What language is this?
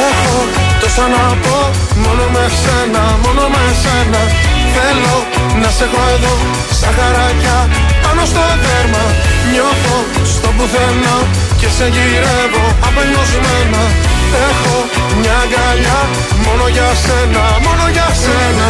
Greek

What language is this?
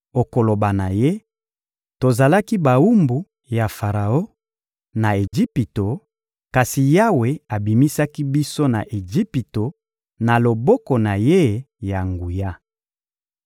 Lingala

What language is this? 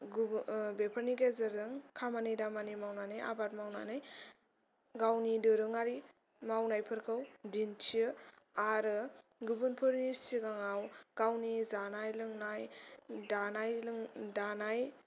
Bodo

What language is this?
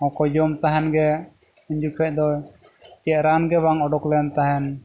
Santali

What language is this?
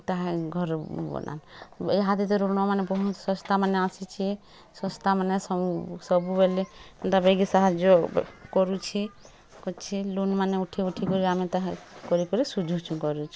Odia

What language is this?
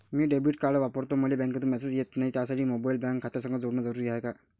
Marathi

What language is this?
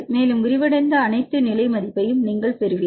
Tamil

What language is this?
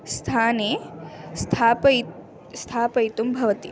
Sanskrit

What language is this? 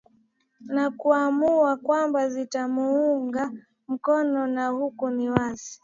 Swahili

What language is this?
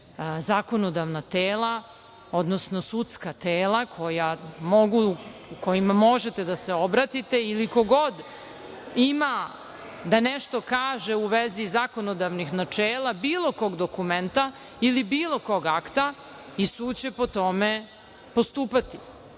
Serbian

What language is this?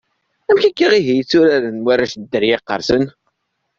Kabyle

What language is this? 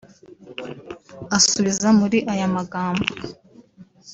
Kinyarwanda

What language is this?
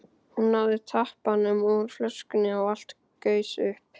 Icelandic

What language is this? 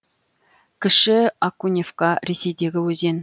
Kazakh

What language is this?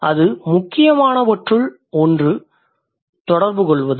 Tamil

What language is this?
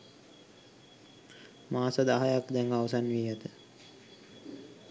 Sinhala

